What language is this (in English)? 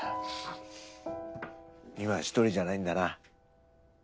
Japanese